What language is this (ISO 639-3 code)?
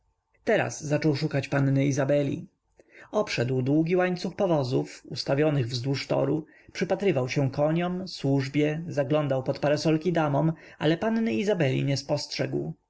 pol